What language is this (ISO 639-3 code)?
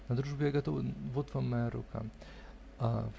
rus